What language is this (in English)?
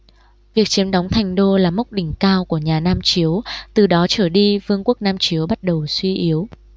Vietnamese